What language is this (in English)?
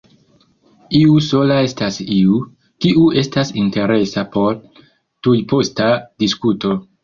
Esperanto